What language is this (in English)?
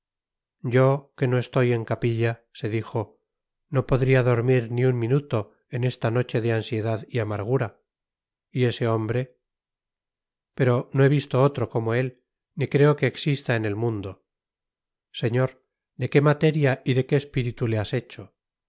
Spanish